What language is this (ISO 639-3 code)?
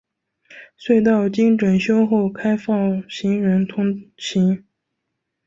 zho